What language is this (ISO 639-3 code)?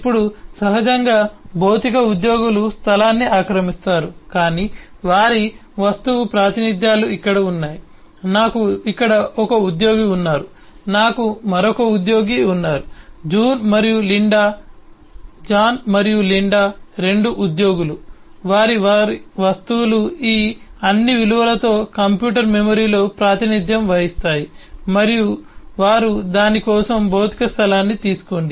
tel